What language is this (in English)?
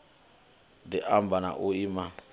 Venda